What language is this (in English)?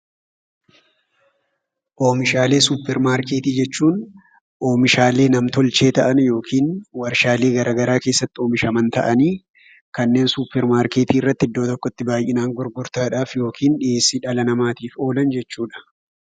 Oromo